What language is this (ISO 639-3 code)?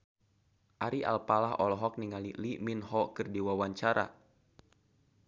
sun